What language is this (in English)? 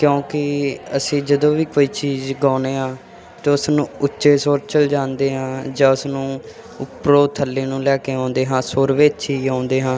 Punjabi